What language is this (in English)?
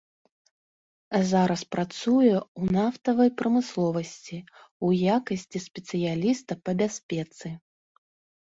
Belarusian